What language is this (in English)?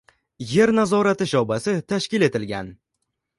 Uzbek